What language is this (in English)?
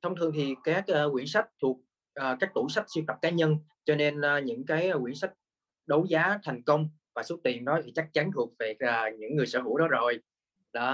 Vietnamese